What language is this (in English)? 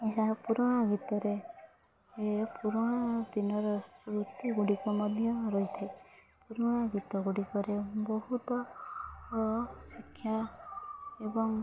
Odia